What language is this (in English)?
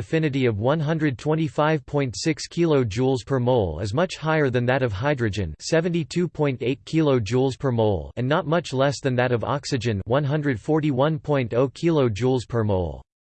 English